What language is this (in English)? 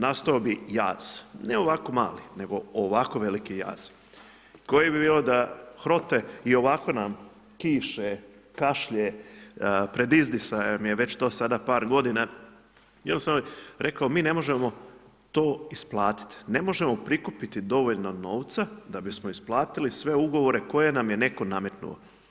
Croatian